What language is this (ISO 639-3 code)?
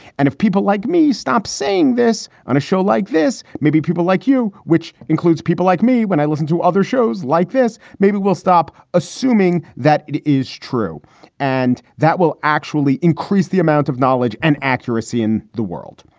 eng